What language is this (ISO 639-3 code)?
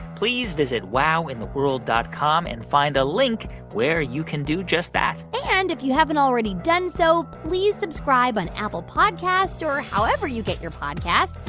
eng